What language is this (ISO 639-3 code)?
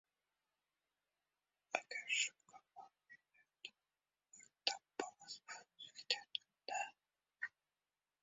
uzb